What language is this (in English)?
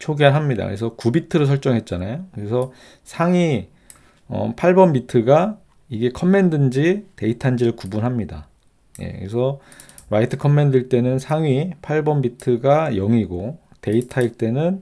Korean